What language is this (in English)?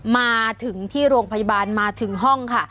Thai